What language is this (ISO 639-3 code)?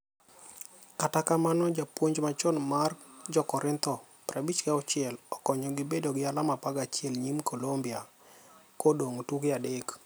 luo